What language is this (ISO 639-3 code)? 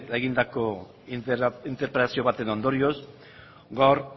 eus